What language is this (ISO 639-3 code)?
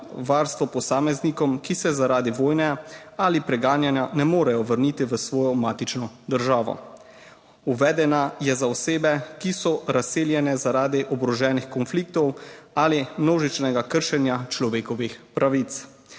slv